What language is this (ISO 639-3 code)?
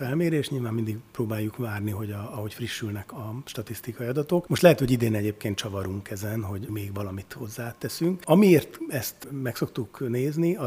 hun